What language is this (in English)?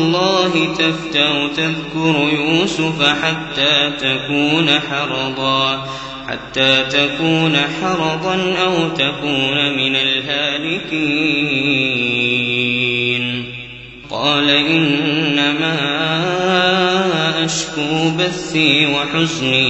Arabic